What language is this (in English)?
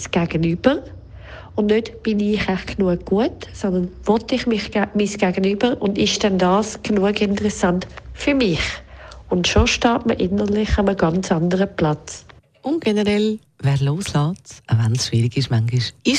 German